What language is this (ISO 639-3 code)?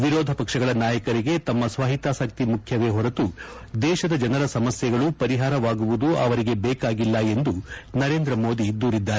kan